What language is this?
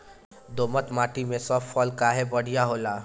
Bhojpuri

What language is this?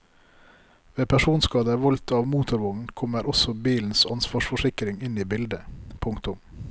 Norwegian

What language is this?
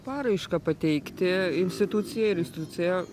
Lithuanian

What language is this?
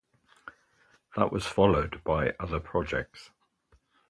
English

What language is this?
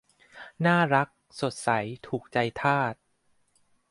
Thai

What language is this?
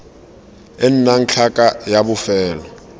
Tswana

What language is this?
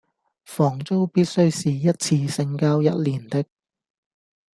Cantonese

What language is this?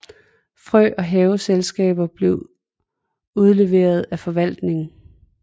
Danish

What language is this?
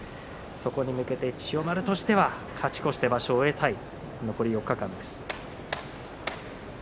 Japanese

